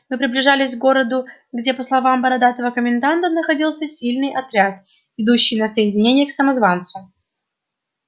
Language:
Russian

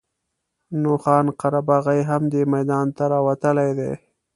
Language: Pashto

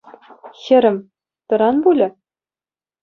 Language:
Chuvash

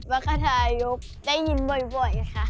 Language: Thai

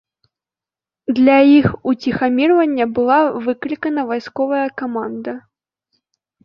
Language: Belarusian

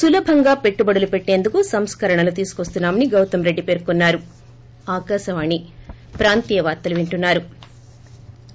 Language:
Telugu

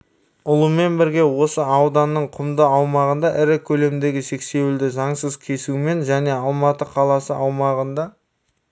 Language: Kazakh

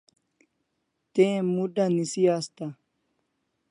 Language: Kalasha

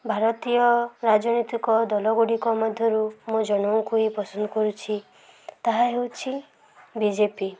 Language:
Odia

